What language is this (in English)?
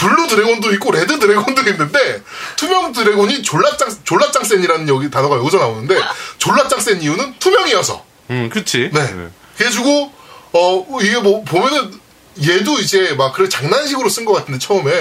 Korean